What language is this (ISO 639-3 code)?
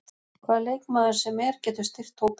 isl